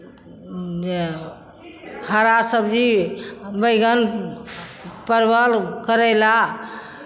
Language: Maithili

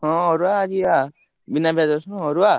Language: Odia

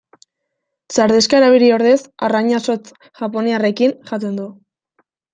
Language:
Basque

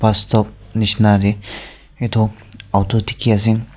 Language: Naga Pidgin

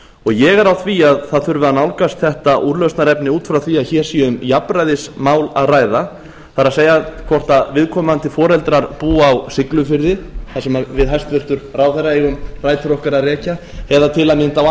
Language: Icelandic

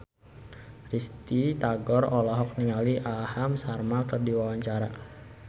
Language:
Sundanese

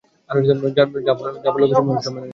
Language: Bangla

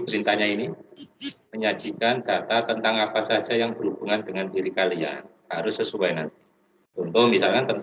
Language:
Indonesian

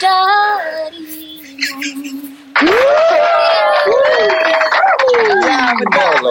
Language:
Malay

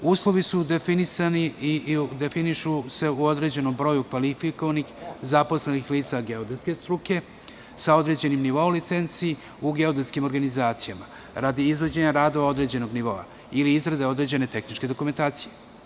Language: Serbian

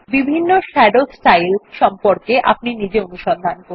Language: Bangla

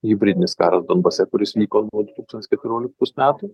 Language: Lithuanian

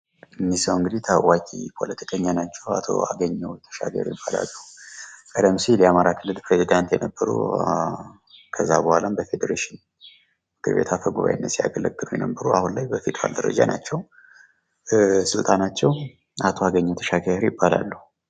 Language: Amharic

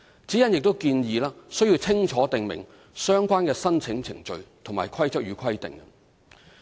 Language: Cantonese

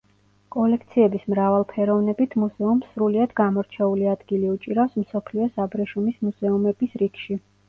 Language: Georgian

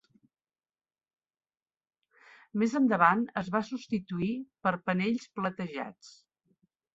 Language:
Catalan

